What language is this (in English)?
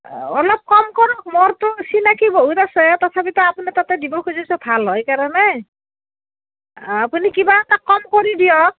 Assamese